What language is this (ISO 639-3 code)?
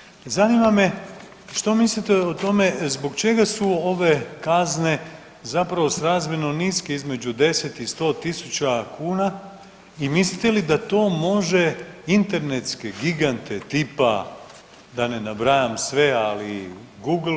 hrv